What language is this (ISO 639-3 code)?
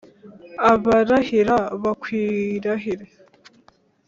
kin